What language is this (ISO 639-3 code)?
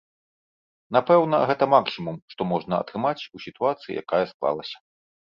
bel